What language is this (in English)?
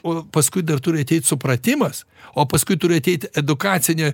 Lithuanian